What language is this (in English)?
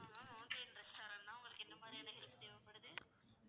Tamil